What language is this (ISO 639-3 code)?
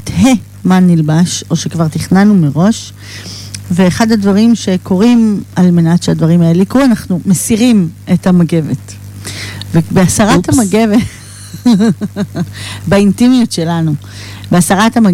heb